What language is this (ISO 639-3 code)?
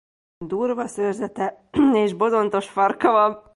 hun